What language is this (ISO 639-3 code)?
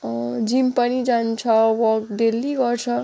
nep